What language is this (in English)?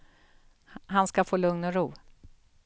Swedish